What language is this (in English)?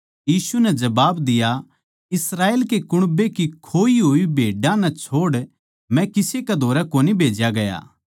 Haryanvi